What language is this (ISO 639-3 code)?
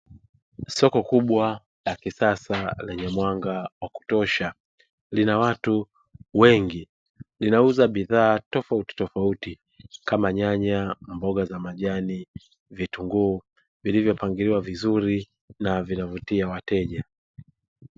swa